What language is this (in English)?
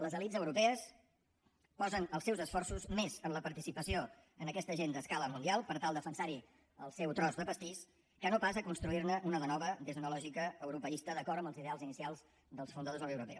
Catalan